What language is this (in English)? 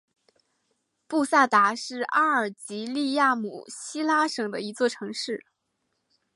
Chinese